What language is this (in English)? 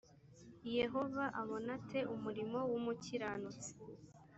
Kinyarwanda